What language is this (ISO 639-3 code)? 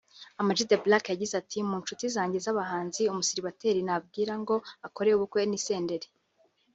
kin